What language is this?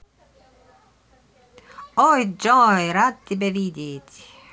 Russian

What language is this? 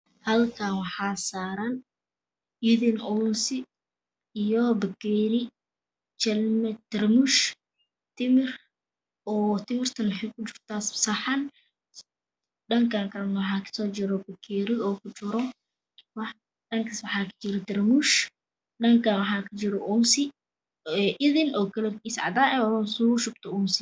Somali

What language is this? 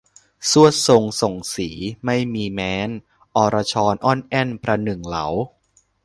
Thai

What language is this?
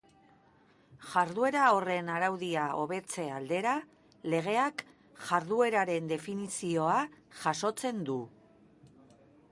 Basque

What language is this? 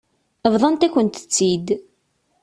Kabyle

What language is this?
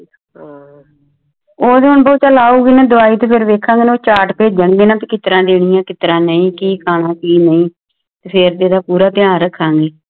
Punjabi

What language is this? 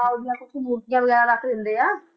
Punjabi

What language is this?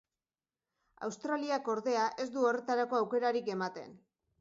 Basque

